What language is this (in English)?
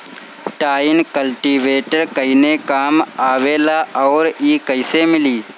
Bhojpuri